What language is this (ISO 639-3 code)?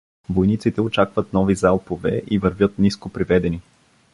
bul